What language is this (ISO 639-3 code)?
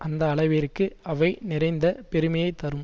tam